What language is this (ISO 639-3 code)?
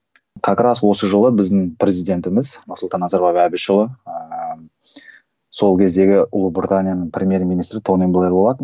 kaz